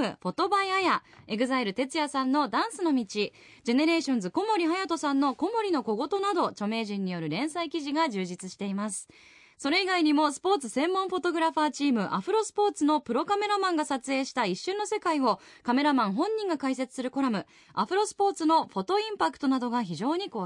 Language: Japanese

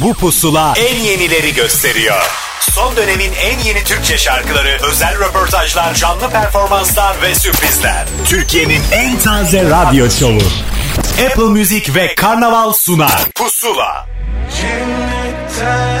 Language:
Turkish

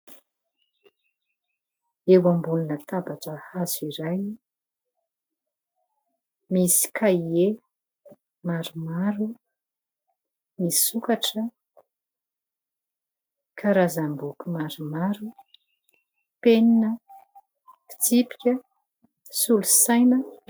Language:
Malagasy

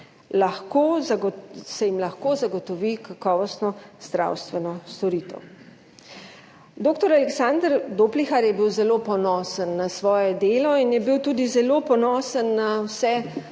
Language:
Slovenian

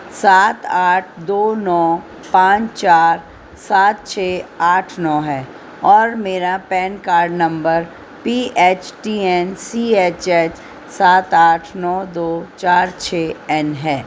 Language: Urdu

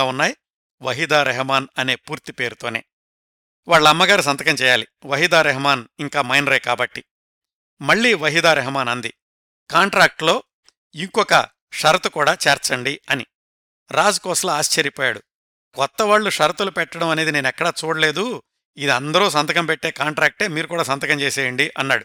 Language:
Telugu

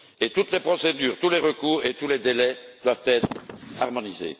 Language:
French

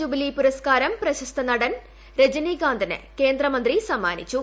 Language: Malayalam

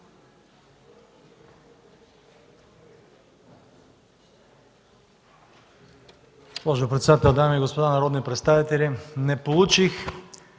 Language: Bulgarian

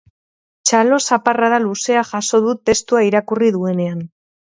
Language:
Basque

